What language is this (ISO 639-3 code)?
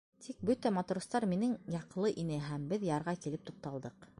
bak